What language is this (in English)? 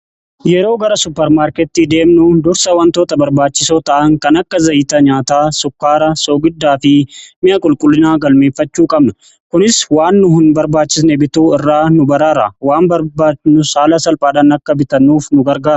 Oromo